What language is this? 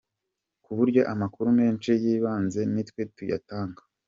Kinyarwanda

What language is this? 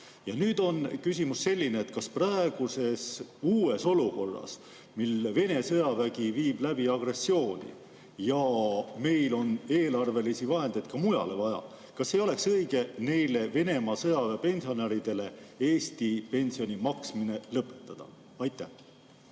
Estonian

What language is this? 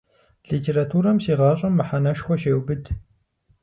Kabardian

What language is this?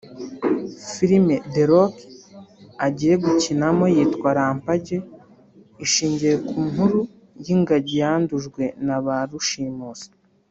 Kinyarwanda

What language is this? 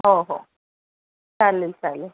Marathi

